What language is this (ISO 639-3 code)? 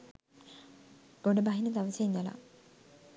sin